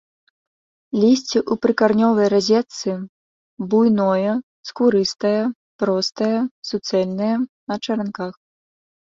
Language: Belarusian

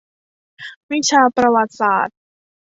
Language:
Thai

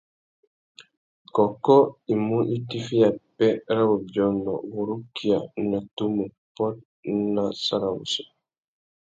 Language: Tuki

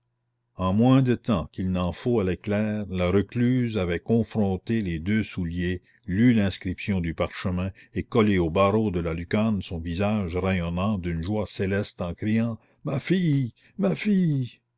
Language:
French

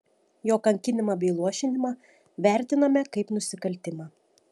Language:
Lithuanian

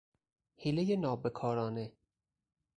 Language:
Persian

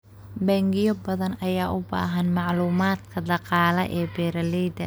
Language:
Somali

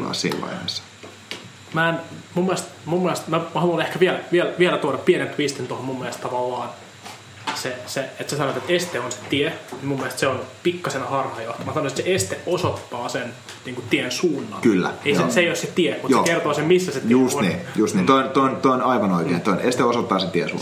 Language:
Finnish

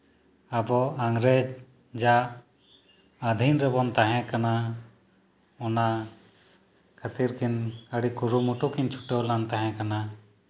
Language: Santali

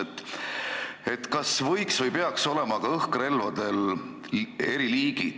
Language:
Estonian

